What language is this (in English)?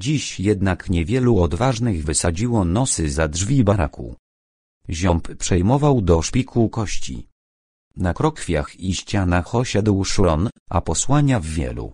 Polish